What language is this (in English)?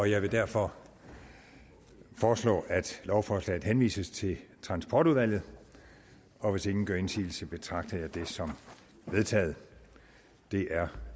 Danish